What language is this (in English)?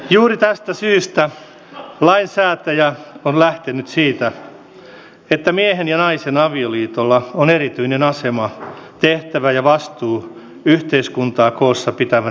Finnish